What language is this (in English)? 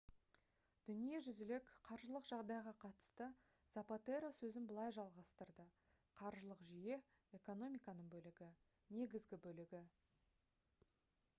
Kazakh